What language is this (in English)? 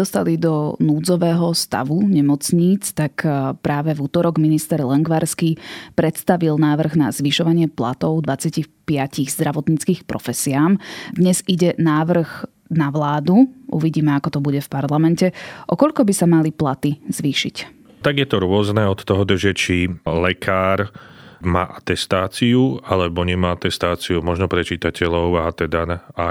Slovak